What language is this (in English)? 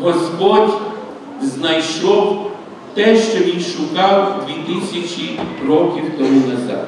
Ukrainian